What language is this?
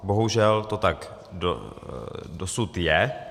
Czech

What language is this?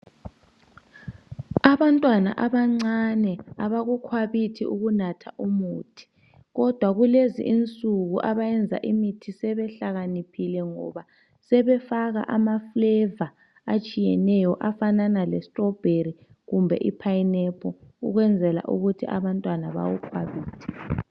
North Ndebele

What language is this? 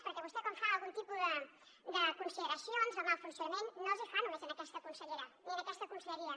Catalan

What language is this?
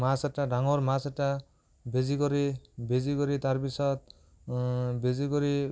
Assamese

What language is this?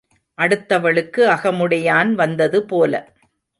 Tamil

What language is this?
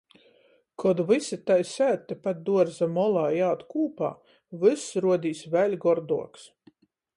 Latgalian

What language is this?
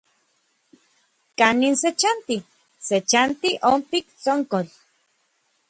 Orizaba Nahuatl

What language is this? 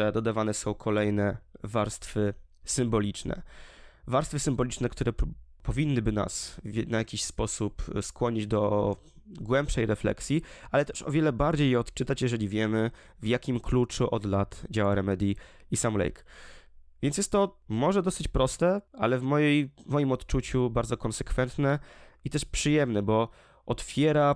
Polish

